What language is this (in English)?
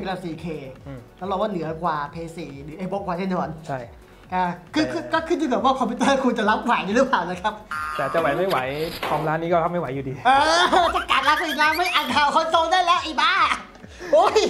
Thai